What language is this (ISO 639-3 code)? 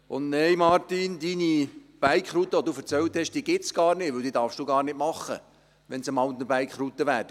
gsw